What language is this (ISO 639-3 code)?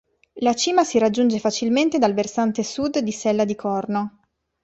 ita